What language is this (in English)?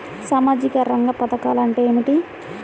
Telugu